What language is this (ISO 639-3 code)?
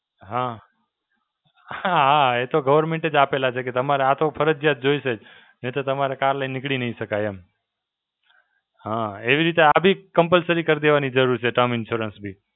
guj